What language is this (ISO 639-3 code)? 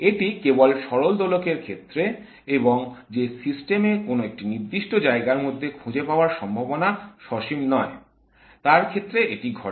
ben